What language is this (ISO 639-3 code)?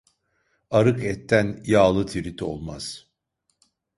tur